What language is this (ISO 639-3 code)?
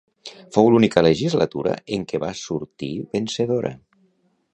cat